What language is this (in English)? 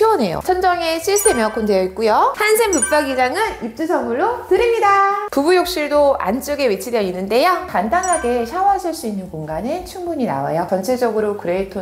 Korean